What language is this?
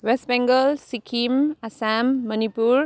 Nepali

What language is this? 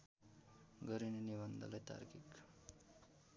Nepali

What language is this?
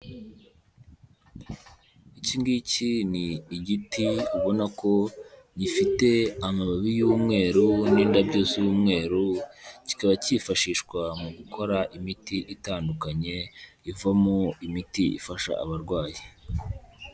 Kinyarwanda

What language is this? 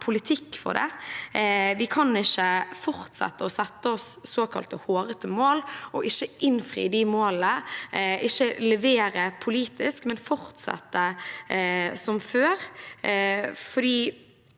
Norwegian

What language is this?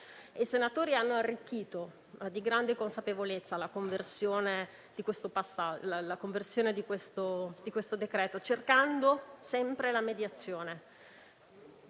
Italian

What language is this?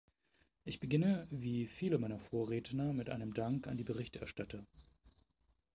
German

